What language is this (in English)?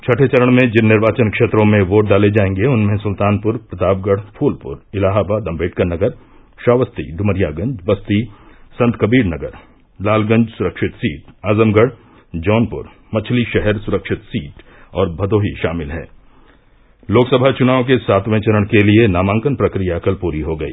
Hindi